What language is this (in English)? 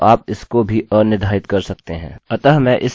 Hindi